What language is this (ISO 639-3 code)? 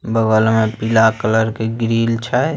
mag